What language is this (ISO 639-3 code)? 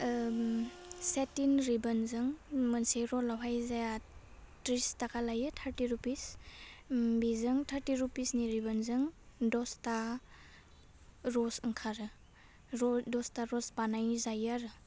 brx